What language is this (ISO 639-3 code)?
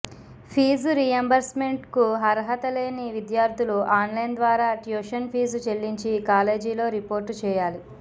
tel